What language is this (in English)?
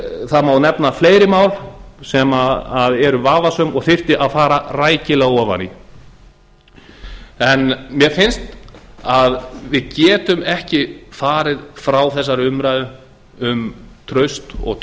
Icelandic